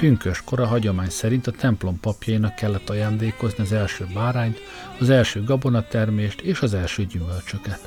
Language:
Hungarian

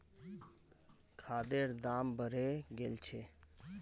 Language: Magahi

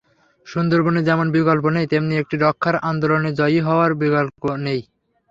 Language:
Bangla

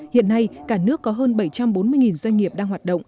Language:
Vietnamese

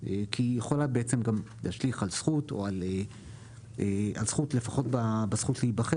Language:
Hebrew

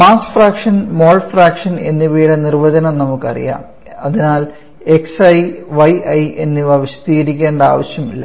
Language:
Malayalam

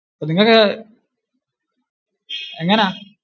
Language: Malayalam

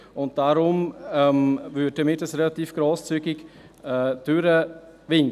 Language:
Swiss German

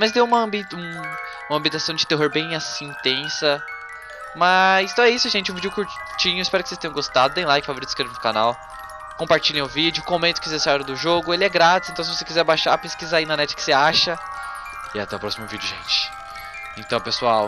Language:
Portuguese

